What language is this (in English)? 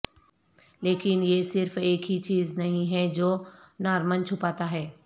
Urdu